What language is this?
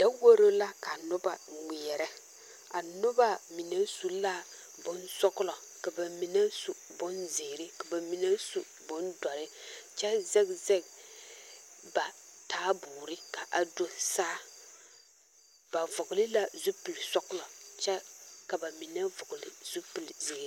Southern Dagaare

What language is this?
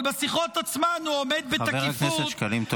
Hebrew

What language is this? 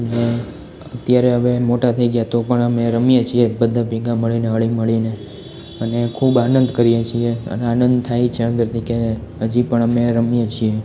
Gujarati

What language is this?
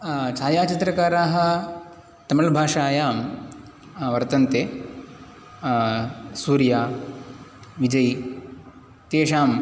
Sanskrit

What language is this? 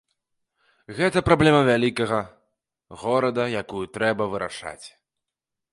Belarusian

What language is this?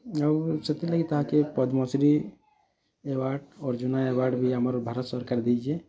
Odia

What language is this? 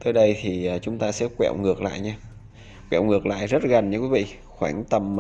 Vietnamese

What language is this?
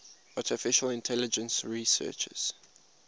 English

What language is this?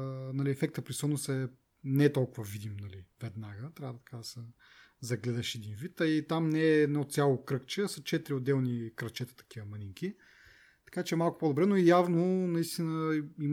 Bulgarian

